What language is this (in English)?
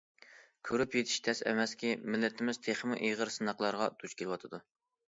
Uyghur